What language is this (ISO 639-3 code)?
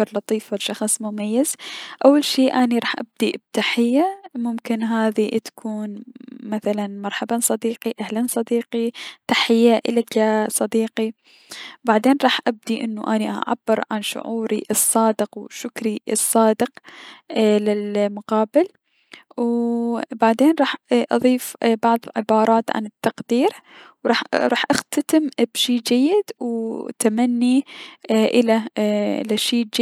acm